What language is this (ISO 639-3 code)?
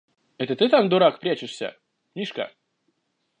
rus